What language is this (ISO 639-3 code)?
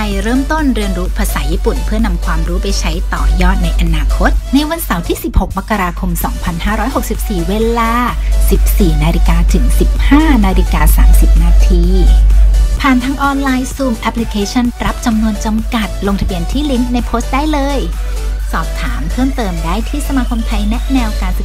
tha